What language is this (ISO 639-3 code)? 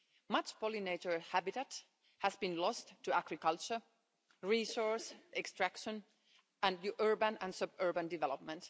eng